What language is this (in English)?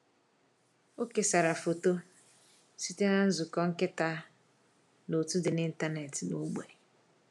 Igbo